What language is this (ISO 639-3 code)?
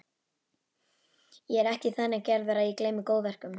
isl